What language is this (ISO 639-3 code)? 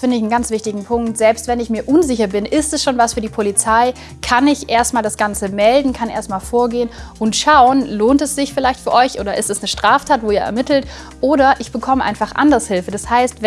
deu